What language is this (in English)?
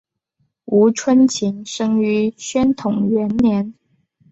Chinese